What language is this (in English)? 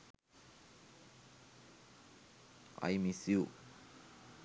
Sinhala